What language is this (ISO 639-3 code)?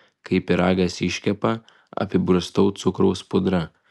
lit